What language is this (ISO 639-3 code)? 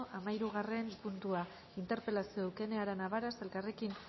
eus